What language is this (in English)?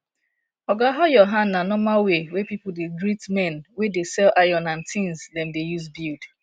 Nigerian Pidgin